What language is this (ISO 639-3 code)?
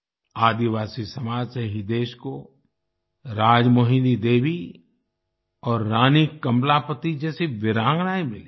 hin